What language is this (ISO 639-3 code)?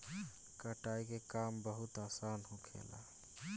bho